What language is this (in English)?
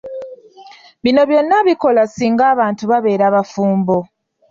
Ganda